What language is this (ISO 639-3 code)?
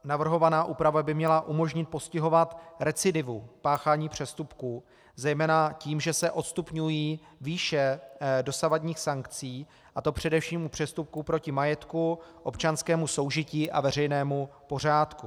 ces